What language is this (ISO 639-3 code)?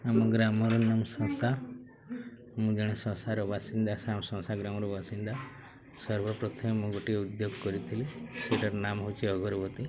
ori